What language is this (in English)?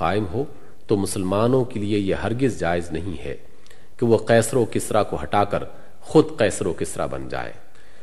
Urdu